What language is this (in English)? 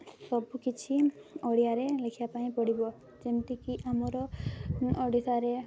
Odia